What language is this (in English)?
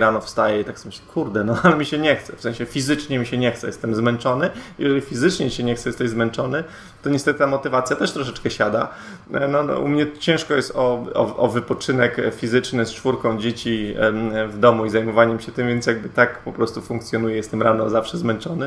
Polish